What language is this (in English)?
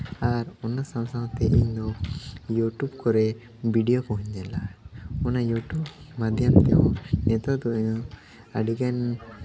Santali